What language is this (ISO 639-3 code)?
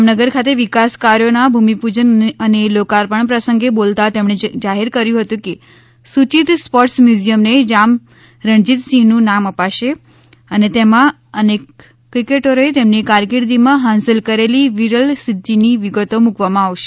guj